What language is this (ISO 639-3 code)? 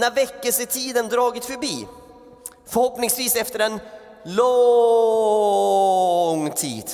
swe